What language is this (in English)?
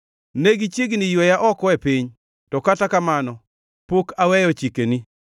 Luo (Kenya and Tanzania)